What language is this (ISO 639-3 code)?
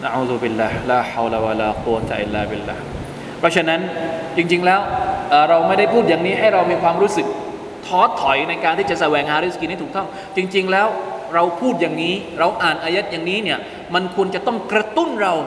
tha